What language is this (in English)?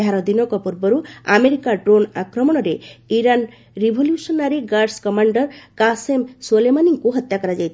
Odia